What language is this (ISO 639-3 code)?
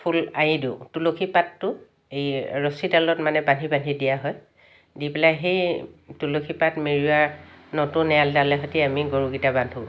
asm